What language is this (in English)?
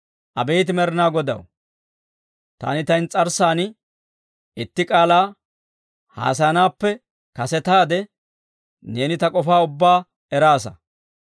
Dawro